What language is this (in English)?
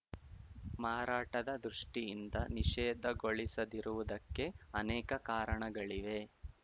Kannada